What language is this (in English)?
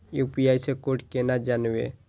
Maithili